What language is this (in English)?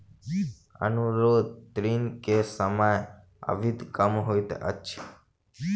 Maithili